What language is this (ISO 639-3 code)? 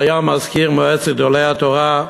heb